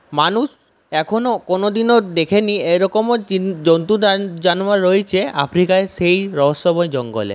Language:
Bangla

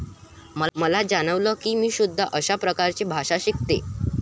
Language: Marathi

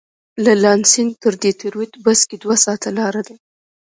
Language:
Pashto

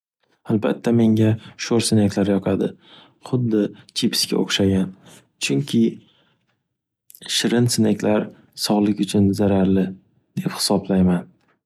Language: Uzbek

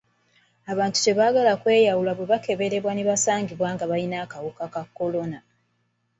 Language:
Ganda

